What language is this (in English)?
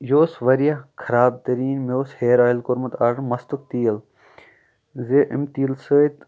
Kashmiri